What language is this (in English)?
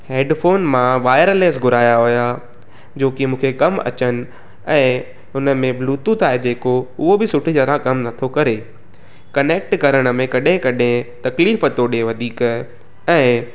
Sindhi